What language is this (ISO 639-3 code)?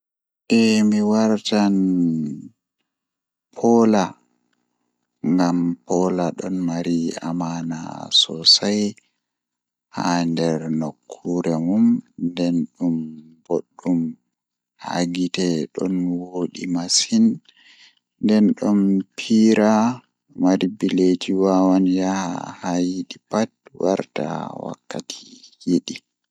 ful